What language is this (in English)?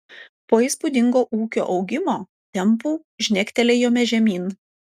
Lithuanian